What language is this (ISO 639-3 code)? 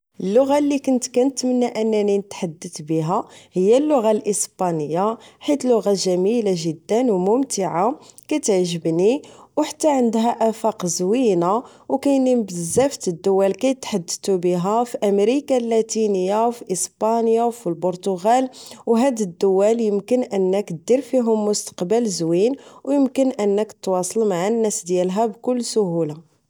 ary